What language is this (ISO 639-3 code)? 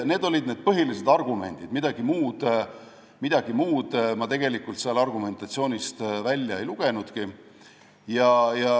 est